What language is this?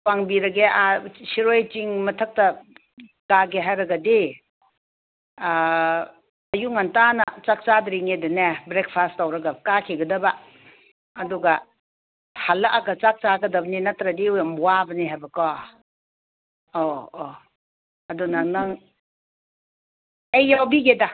Manipuri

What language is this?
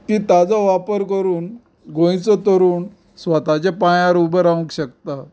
Konkani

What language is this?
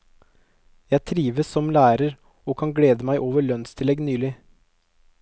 Norwegian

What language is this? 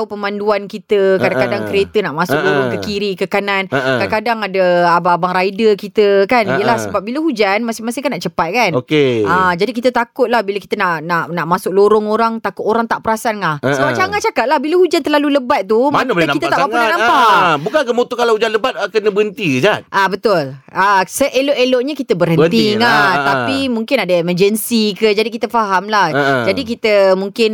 Malay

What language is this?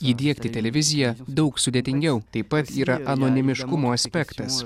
Lithuanian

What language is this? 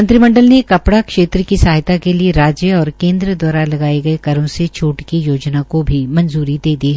Hindi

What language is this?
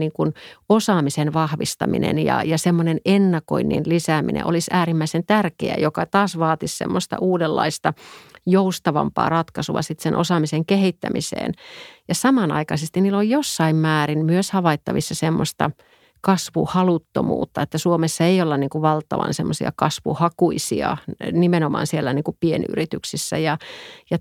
Finnish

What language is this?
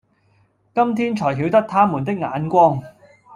Cantonese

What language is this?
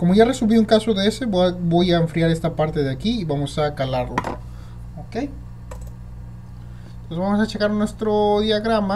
Spanish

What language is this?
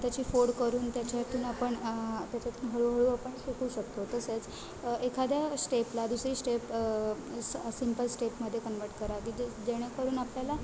Marathi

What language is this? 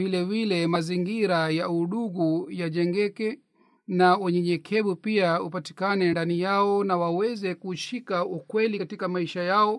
Swahili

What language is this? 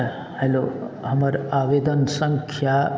Maithili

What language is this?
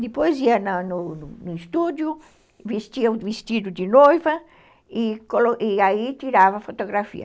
Portuguese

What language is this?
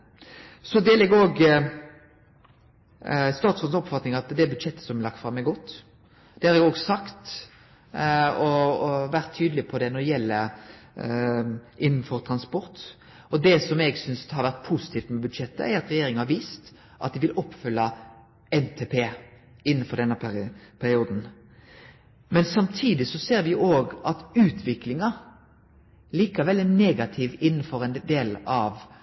Norwegian Nynorsk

